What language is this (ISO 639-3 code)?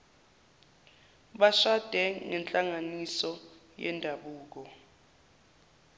zul